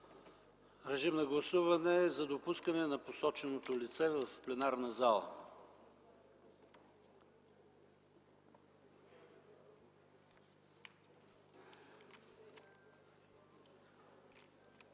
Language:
Bulgarian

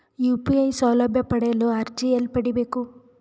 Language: Kannada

